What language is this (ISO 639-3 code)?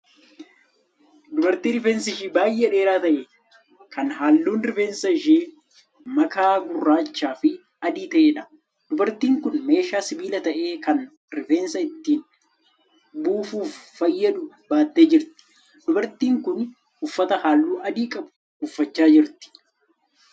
orm